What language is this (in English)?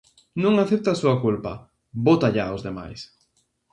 Galician